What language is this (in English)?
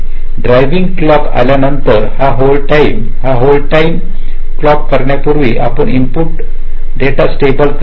Marathi